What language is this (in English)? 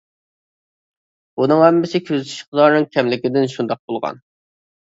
Uyghur